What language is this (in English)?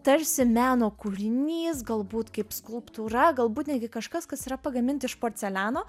Lithuanian